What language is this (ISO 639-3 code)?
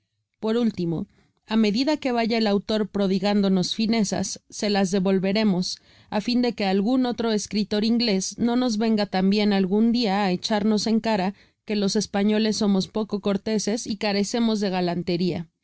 spa